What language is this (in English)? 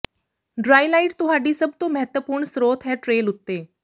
Punjabi